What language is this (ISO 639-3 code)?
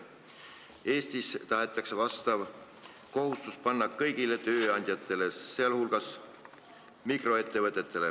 est